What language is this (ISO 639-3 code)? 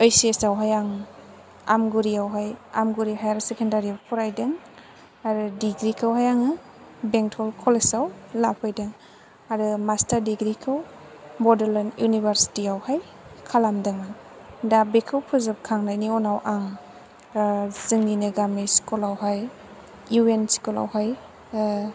brx